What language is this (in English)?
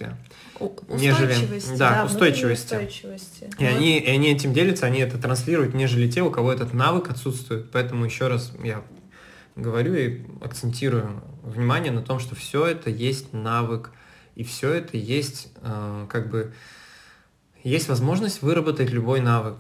Russian